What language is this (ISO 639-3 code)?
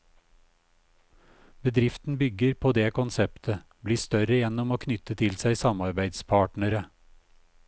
nor